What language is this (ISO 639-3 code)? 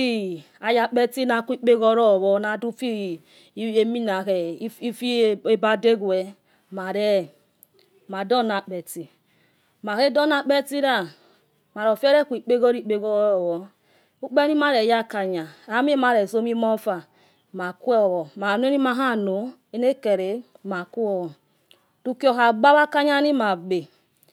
ets